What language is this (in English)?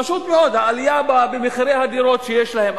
Hebrew